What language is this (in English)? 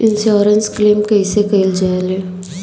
Bhojpuri